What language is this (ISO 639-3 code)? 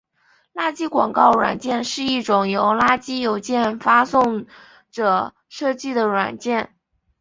zho